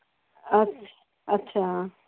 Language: Punjabi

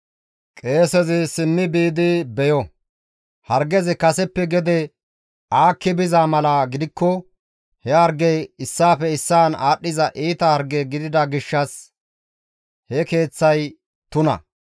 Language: Gamo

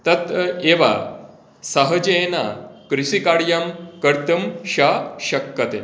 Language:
Sanskrit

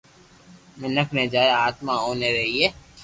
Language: Loarki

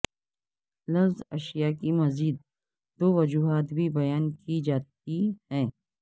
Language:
Urdu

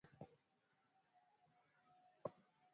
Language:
Swahili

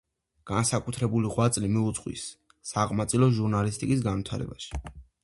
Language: Georgian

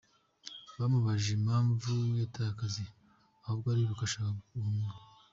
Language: Kinyarwanda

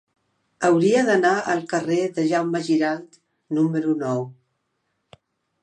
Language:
Catalan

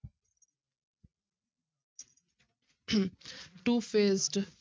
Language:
Punjabi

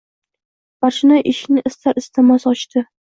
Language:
Uzbek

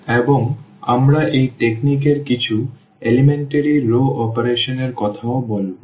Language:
Bangla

